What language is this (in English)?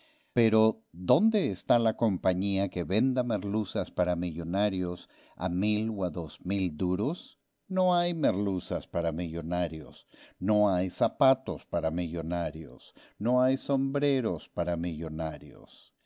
Spanish